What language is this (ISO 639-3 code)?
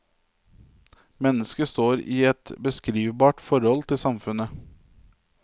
nor